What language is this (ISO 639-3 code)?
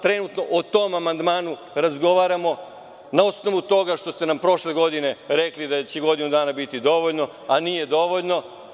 srp